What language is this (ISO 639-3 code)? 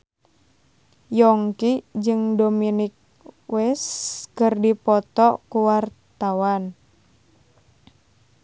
sun